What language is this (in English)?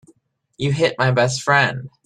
English